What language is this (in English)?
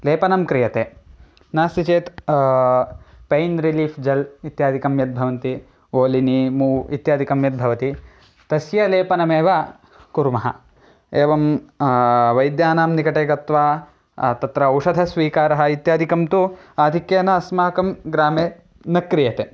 Sanskrit